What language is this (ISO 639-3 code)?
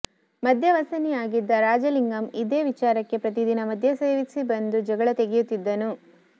kan